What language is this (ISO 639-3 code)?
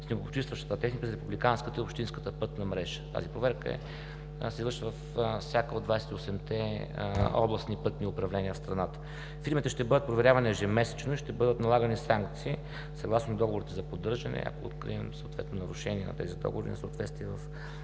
bul